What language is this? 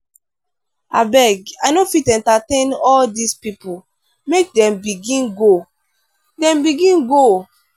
Nigerian Pidgin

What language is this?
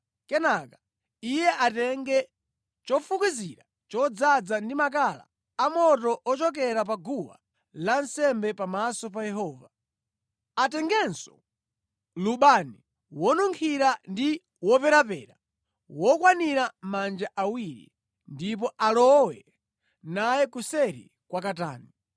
Nyanja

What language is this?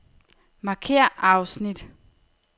Danish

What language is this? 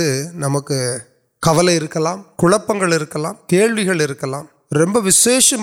Urdu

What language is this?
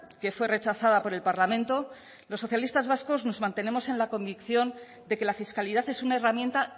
Spanish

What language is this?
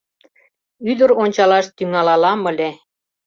Mari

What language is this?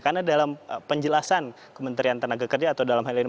Indonesian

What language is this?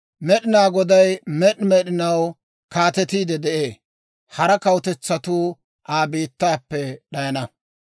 Dawro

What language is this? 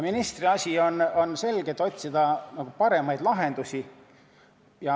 Estonian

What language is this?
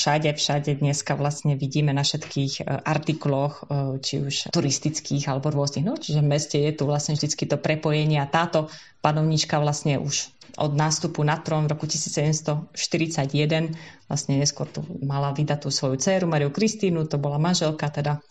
Slovak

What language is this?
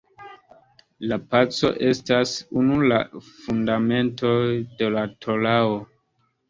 Esperanto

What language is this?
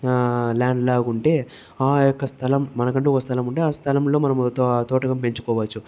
Telugu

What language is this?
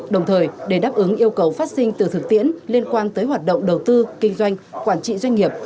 Vietnamese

